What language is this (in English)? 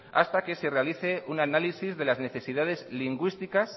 Spanish